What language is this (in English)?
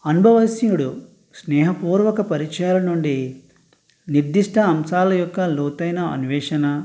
Telugu